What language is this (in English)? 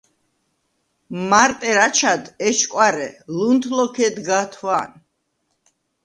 Svan